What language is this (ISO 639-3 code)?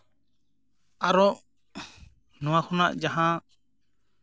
sat